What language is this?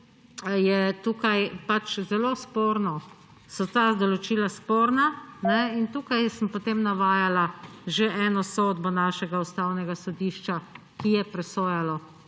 Slovenian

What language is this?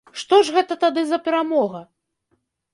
Belarusian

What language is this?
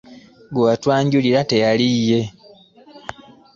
Ganda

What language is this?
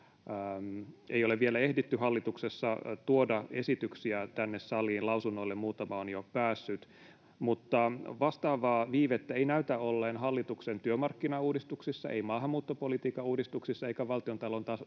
Finnish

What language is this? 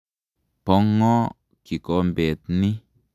Kalenjin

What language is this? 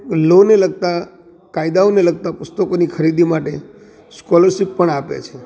Gujarati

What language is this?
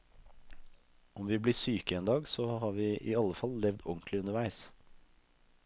Norwegian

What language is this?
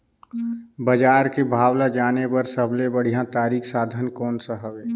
Chhattisgarhi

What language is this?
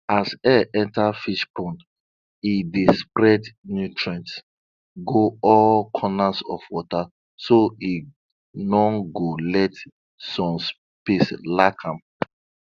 Nigerian Pidgin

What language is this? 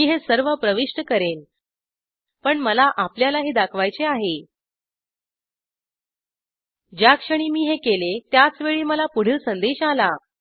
Marathi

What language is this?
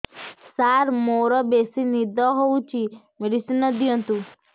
Odia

